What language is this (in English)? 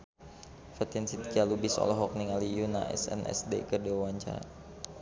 Sundanese